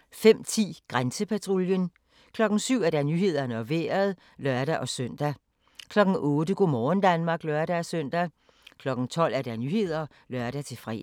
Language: Danish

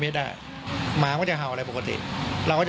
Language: Thai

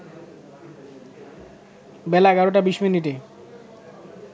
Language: Bangla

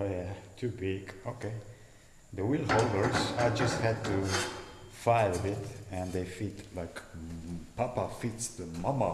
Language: English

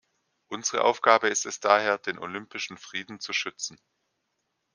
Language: German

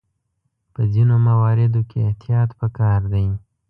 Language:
Pashto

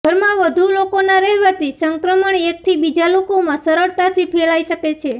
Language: Gujarati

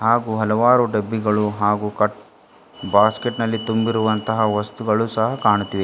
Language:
Kannada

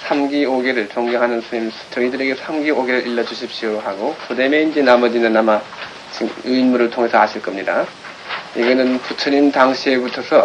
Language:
Korean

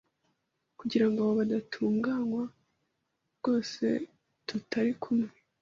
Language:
Kinyarwanda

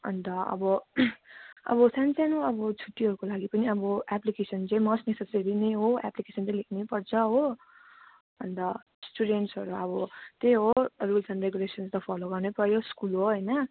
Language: Nepali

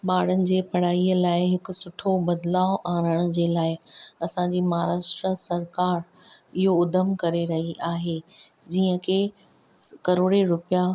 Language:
Sindhi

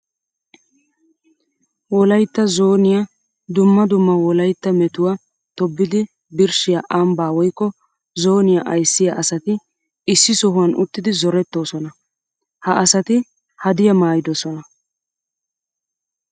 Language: Wolaytta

